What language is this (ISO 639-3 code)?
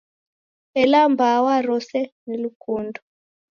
dav